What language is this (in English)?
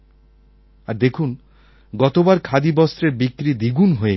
Bangla